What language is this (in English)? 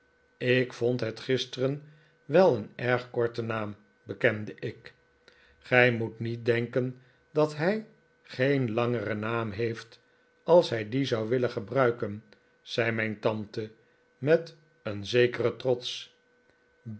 Dutch